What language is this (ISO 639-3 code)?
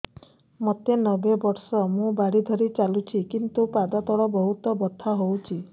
ori